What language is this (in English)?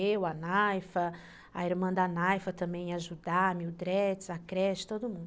Portuguese